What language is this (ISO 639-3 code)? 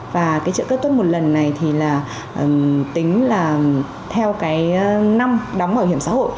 vie